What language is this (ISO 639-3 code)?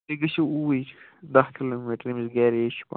kas